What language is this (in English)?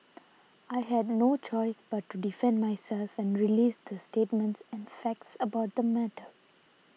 English